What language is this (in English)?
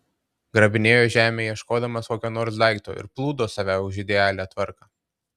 Lithuanian